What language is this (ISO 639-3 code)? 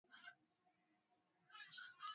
swa